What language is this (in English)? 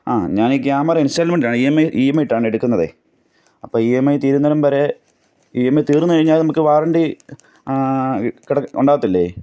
Malayalam